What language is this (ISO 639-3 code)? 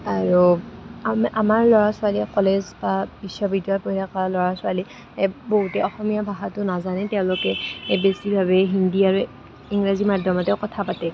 asm